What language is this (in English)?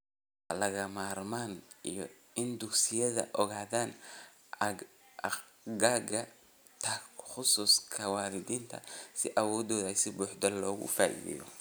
Somali